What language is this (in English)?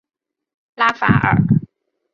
Chinese